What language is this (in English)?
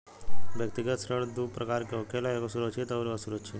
Bhojpuri